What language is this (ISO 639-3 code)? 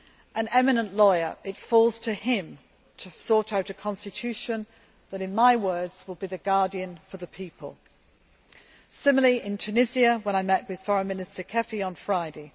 eng